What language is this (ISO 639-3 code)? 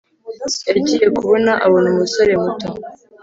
kin